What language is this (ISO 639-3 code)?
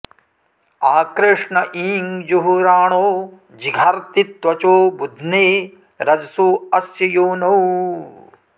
san